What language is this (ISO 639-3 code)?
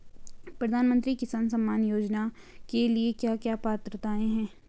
hin